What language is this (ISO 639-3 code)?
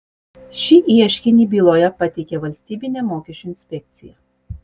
lit